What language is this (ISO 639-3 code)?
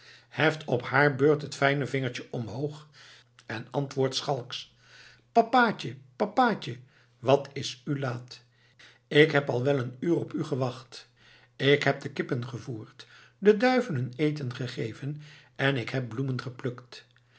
nld